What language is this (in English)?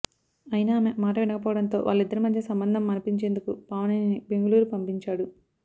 Telugu